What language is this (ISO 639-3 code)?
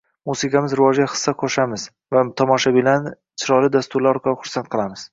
uzb